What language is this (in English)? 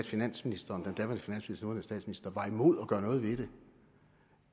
Danish